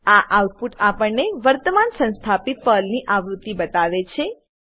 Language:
Gujarati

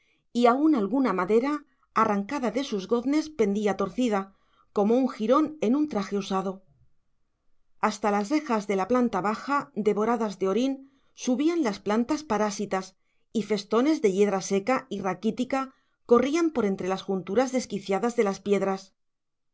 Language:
Spanish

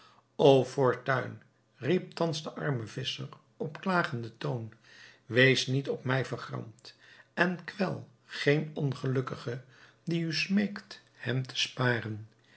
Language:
Dutch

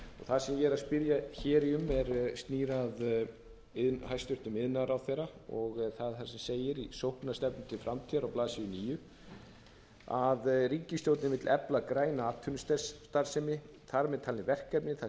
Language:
Icelandic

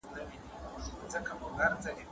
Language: Pashto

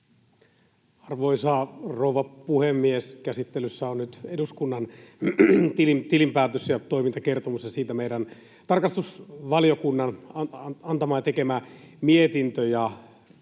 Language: Finnish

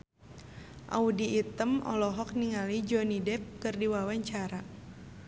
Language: Sundanese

